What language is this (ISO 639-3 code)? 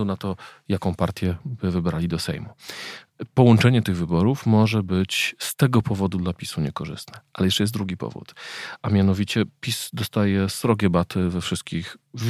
pol